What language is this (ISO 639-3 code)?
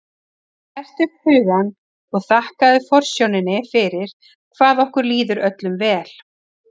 isl